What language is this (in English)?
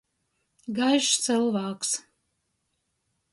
Latgalian